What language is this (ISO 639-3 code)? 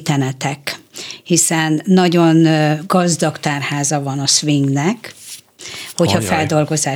hun